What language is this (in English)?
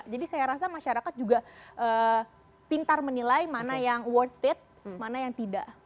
Indonesian